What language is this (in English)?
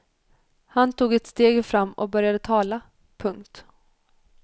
Swedish